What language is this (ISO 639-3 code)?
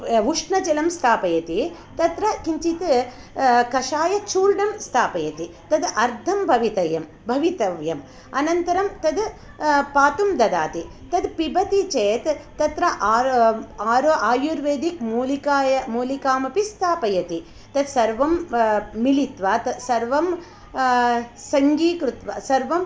san